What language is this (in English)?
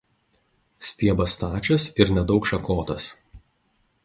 Lithuanian